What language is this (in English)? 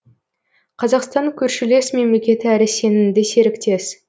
Kazakh